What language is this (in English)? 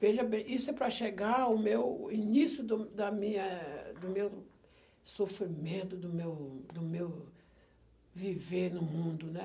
Portuguese